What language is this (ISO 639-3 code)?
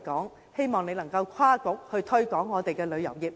yue